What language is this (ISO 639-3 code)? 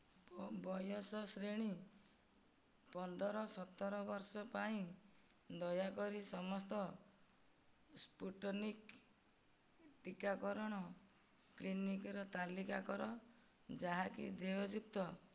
ori